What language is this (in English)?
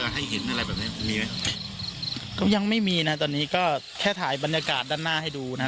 Thai